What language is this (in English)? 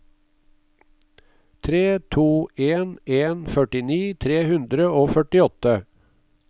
Norwegian